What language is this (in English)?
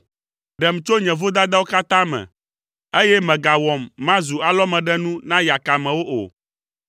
Ewe